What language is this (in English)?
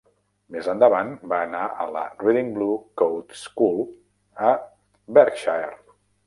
Catalan